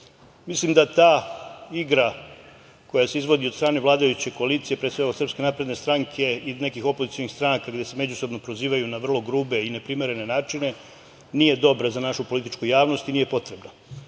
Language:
Serbian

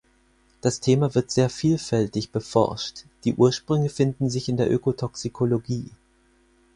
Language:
German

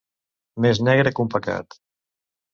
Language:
Catalan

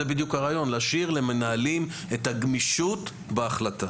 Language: Hebrew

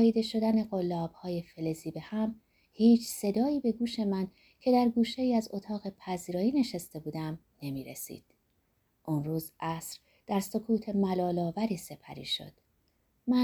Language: Persian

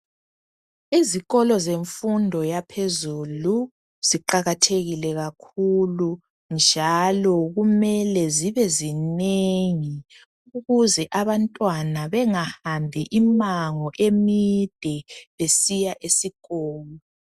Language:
North Ndebele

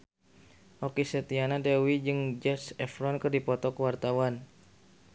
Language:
Sundanese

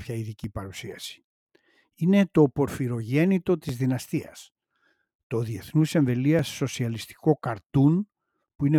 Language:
Greek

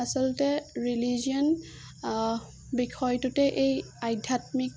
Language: Assamese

